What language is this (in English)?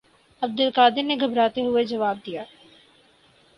Urdu